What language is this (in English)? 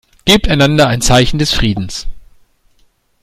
German